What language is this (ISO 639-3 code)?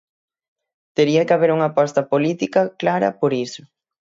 glg